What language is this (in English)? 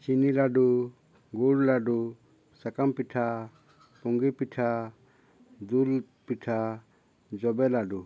Santali